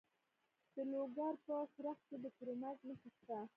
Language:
Pashto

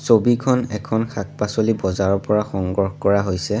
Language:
Assamese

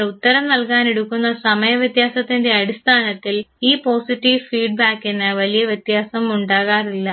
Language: Malayalam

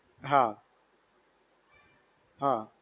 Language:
Gujarati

